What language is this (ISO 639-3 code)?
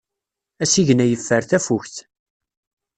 kab